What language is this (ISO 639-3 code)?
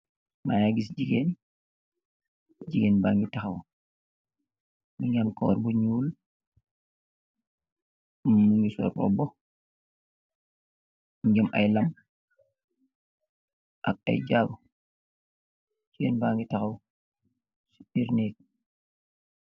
wol